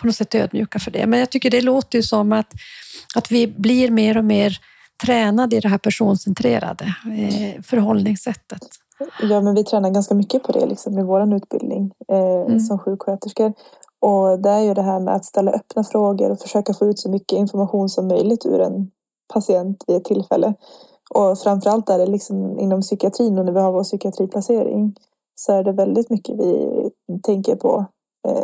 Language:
Swedish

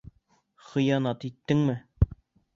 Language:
Bashkir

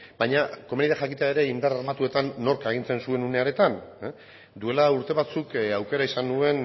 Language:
Basque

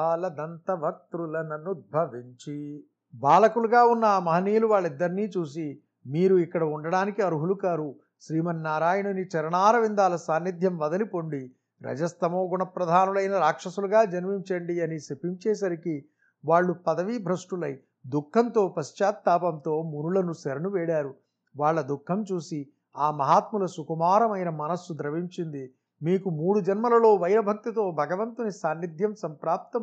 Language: Telugu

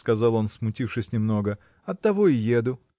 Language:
Russian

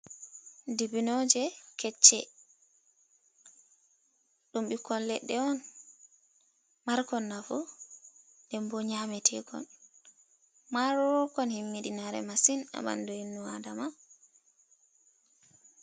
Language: Fula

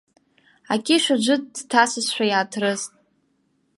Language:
Abkhazian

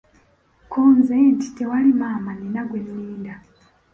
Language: Ganda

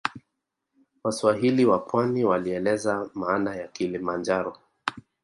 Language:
Swahili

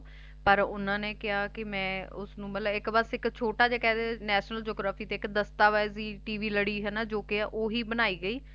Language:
Punjabi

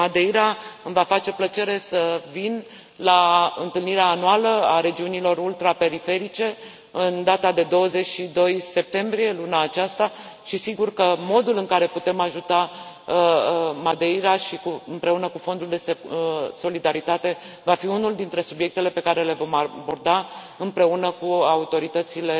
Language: Romanian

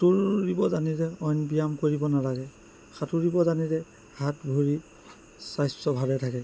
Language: Assamese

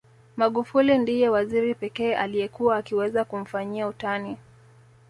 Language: Swahili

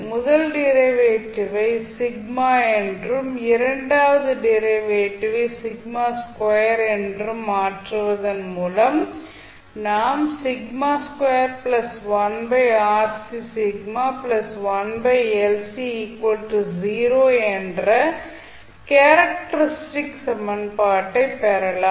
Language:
Tamil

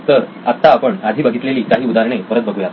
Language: Marathi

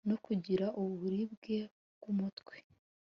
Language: Kinyarwanda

